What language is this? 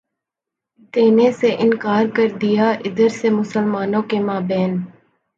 Urdu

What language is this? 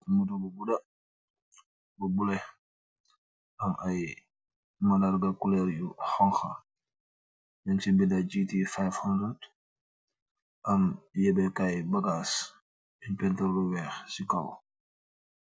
Wolof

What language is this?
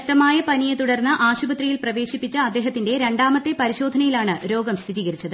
Malayalam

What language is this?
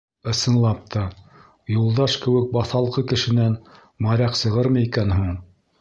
Bashkir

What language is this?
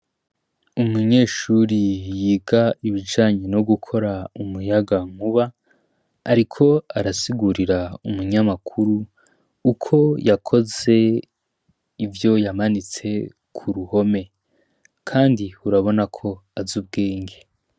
Rundi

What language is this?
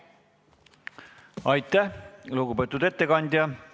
Estonian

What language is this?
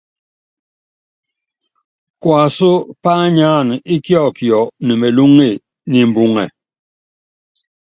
Yangben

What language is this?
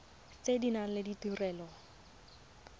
Tswana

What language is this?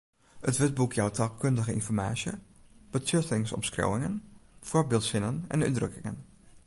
Western Frisian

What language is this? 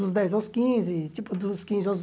Portuguese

